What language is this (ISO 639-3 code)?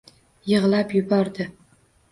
uzb